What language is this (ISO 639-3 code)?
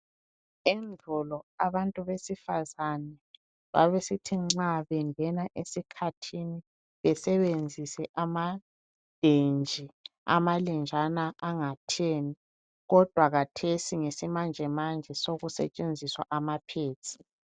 nde